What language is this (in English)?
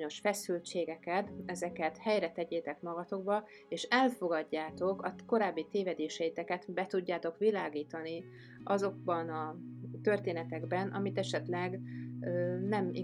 Hungarian